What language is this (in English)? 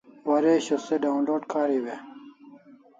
Kalasha